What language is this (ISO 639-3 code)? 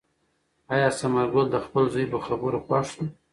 pus